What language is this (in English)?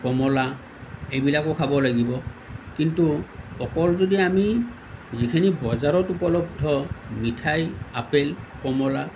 Assamese